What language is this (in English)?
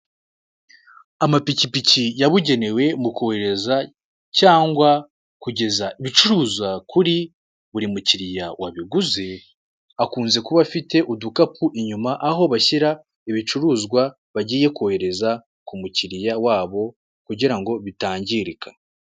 Kinyarwanda